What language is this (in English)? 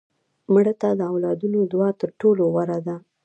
Pashto